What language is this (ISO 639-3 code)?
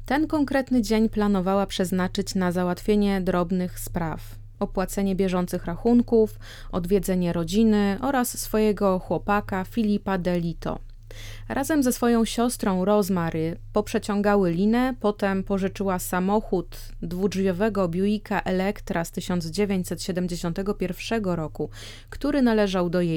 pol